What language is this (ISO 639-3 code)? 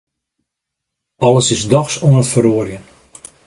fry